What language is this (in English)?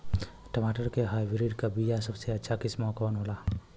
Bhojpuri